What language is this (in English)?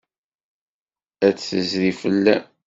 Kabyle